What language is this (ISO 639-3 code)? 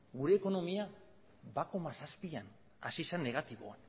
eus